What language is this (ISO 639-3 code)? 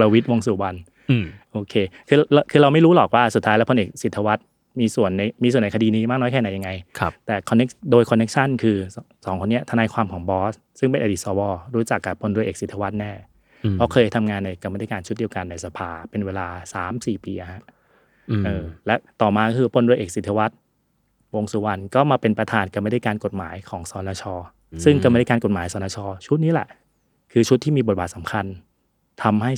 tha